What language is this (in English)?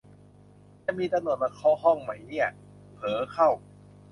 Thai